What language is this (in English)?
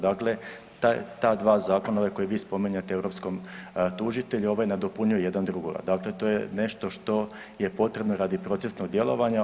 Croatian